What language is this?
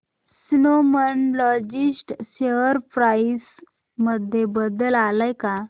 Marathi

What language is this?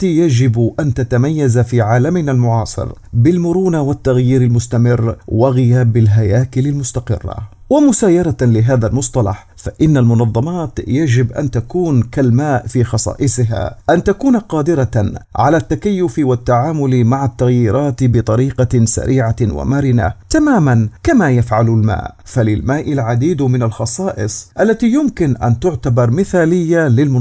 Arabic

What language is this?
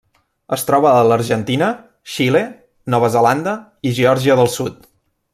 Catalan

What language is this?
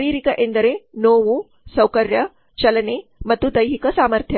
Kannada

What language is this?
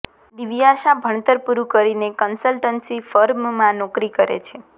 Gujarati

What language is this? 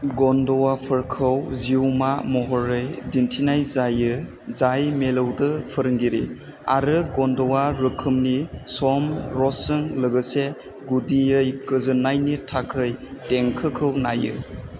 Bodo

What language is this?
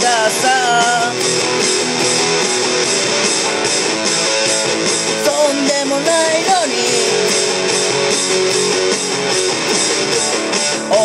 Indonesian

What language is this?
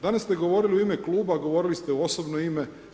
Croatian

